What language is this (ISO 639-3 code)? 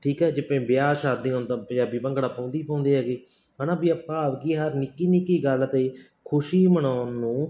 pan